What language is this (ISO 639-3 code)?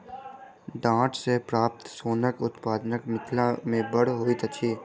mai